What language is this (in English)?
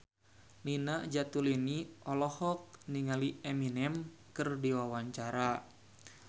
Sundanese